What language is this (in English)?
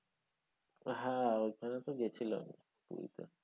Bangla